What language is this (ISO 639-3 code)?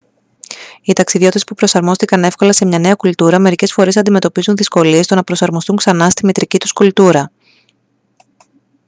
ell